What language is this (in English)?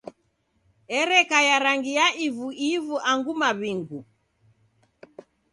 Taita